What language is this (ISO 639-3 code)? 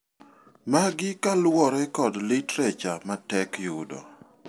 luo